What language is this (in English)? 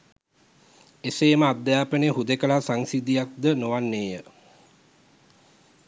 Sinhala